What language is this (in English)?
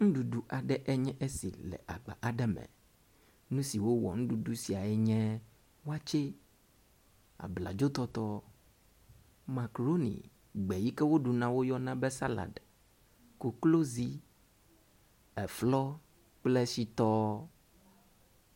Ewe